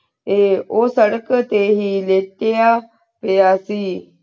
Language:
Punjabi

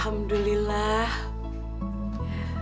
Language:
Indonesian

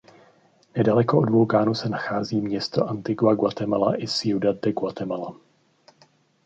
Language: Czech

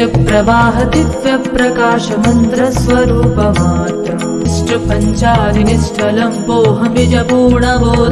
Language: Tamil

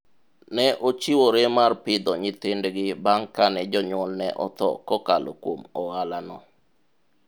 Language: Luo (Kenya and Tanzania)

